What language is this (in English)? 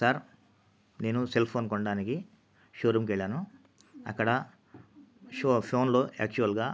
Telugu